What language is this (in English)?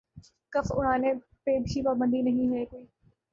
Urdu